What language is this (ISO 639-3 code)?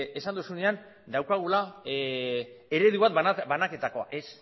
eus